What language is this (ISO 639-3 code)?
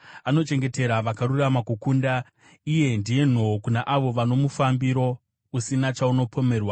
sna